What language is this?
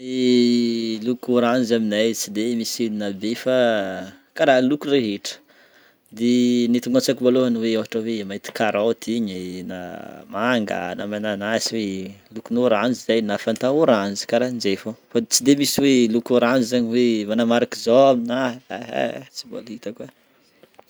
Northern Betsimisaraka Malagasy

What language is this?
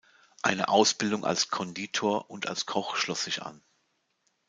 German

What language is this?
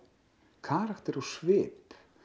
Icelandic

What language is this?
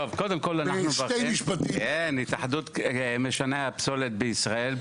Hebrew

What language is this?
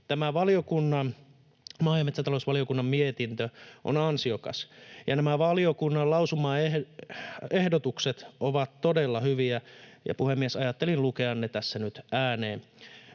Finnish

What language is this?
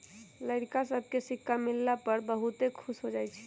Magahi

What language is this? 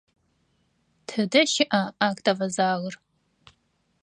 Adyghe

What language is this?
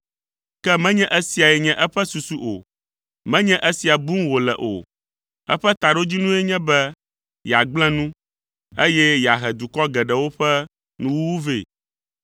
Ewe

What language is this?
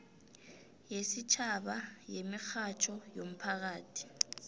South Ndebele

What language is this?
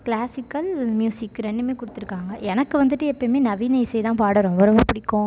Tamil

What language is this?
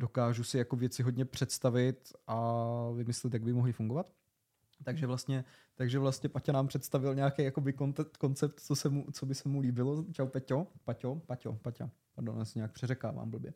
Czech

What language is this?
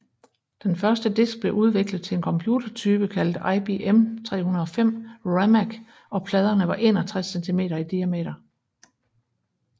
Danish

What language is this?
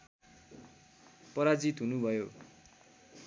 Nepali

